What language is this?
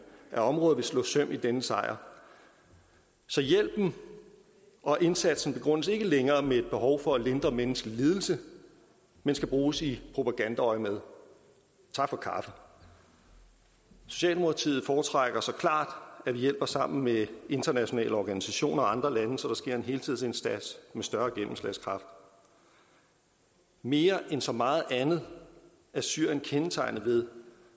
Danish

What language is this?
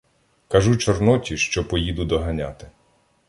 Ukrainian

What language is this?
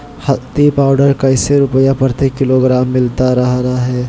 Magahi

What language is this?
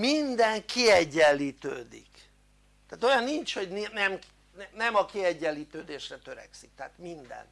Hungarian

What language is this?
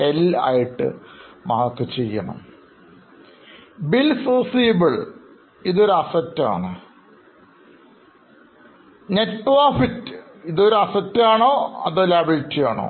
Malayalam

